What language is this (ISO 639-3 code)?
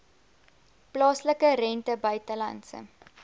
afr